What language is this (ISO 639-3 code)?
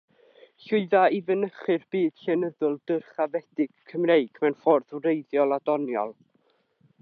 cym